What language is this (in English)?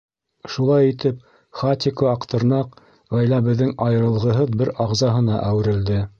Bashkir